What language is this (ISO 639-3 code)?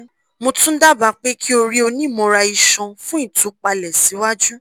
yor